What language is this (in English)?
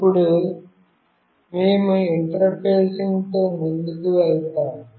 Telugu